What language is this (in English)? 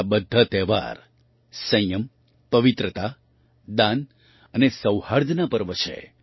Gujarati